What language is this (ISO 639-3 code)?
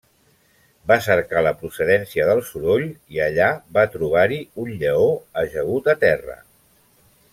cat